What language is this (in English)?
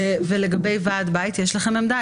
Hebrew